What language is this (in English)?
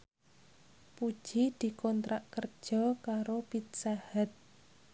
Javanese